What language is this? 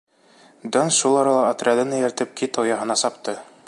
Bashkir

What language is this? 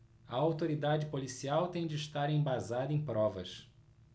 Portuguese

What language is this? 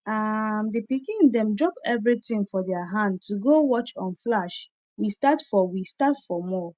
Nigerian Pidgin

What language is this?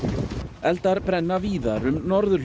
Icelandic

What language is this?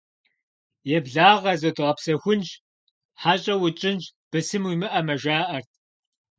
Kabardian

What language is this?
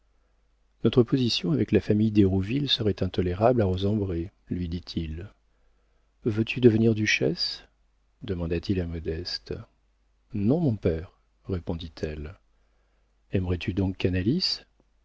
French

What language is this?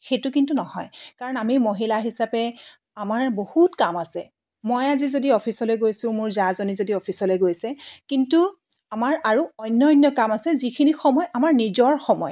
Assamese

